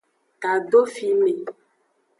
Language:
Aja (Benin)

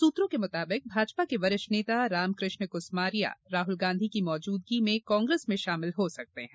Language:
Hindi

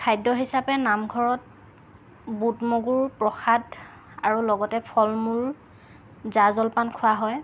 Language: Assamese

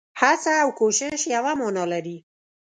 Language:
Pashto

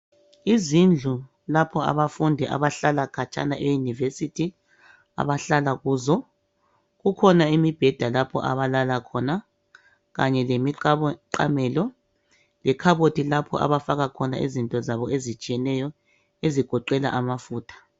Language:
North Ndebele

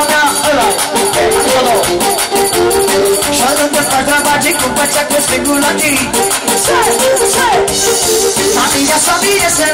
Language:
Romanian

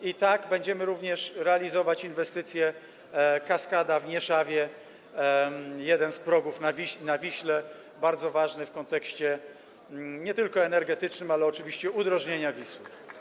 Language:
Polish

